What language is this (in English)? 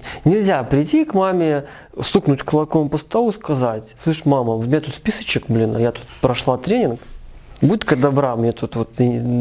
Russian